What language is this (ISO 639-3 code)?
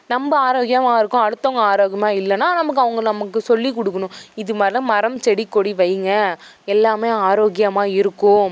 tam